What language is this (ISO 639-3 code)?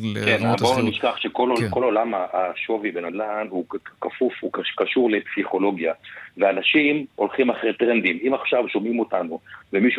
heb